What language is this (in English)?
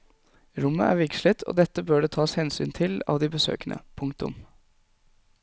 Norwegian